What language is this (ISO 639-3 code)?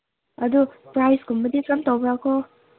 mni